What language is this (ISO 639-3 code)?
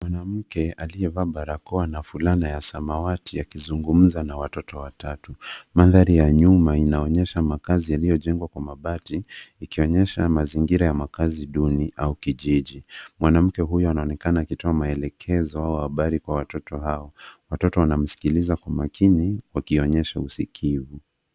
swa